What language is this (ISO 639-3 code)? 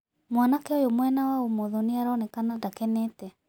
kik